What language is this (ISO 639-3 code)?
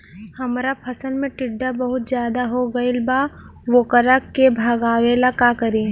bho